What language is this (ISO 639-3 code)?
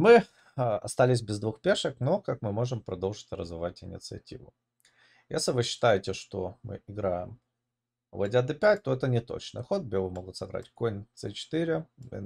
rus